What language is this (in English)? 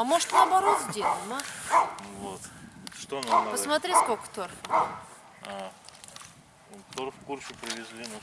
Russian